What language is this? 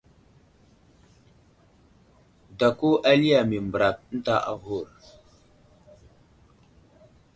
Wuzlam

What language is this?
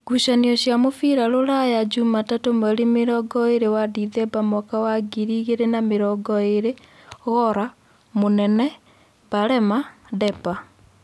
Kikuyu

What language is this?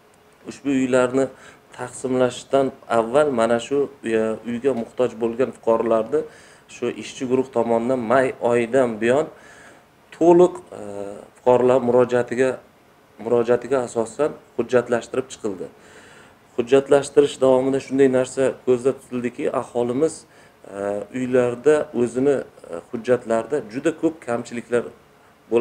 Turkish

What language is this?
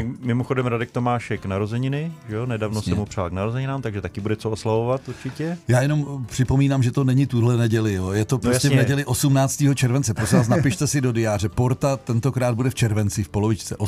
Czech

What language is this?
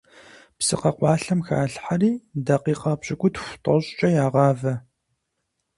Kabardian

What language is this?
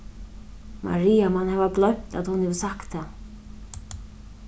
Faroese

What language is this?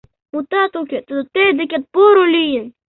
Mari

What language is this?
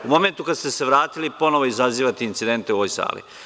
Serbian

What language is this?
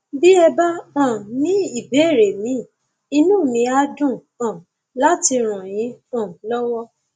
Yoruba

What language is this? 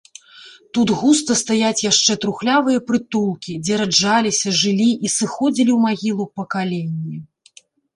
Belarusian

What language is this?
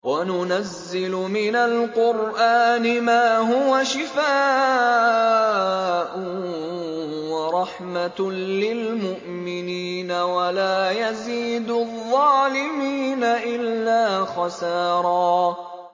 Arabic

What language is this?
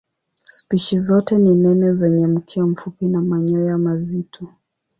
Swahili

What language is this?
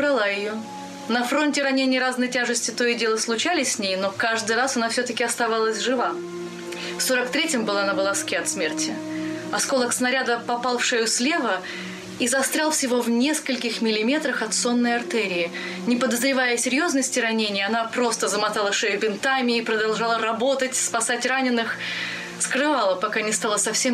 Russian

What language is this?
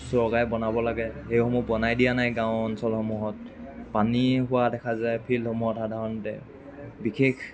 Assamese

